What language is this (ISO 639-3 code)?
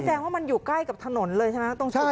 tha